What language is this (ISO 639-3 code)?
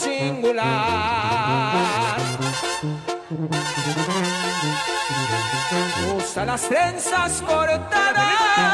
spa